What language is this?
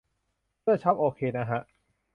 Thai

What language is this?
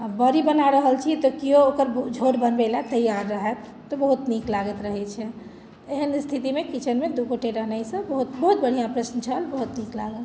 Maithili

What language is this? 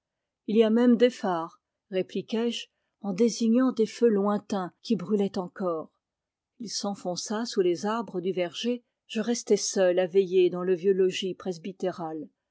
French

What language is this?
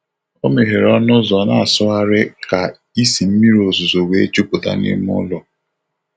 Igbo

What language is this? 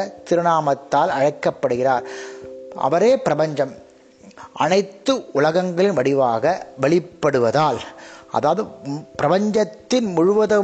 Tamil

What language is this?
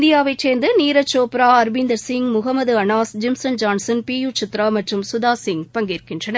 Tamil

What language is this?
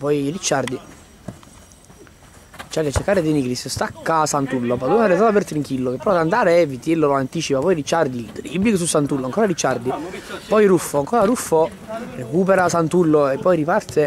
Italian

